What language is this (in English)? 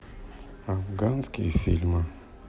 Russian